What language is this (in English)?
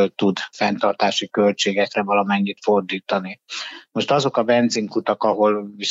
Hungarian